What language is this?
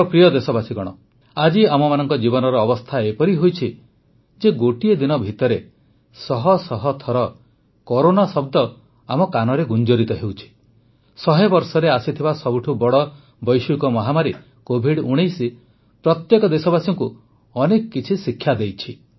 Odia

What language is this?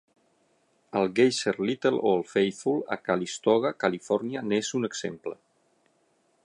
Catalan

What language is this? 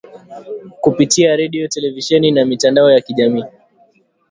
Swahili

